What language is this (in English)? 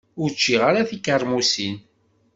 Kabyle